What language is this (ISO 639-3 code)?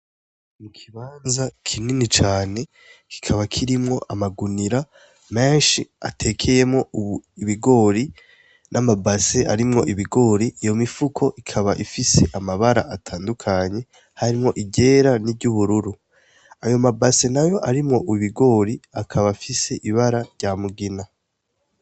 run